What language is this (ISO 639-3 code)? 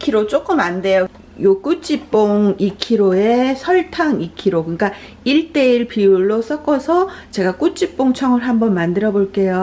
kor